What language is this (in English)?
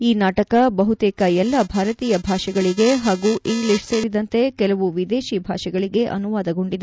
Kannada